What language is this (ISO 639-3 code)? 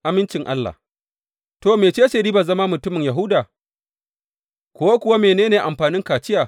hau